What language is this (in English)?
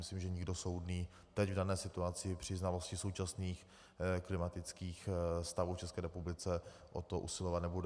Czech